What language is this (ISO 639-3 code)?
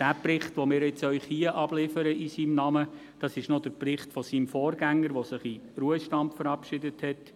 gsw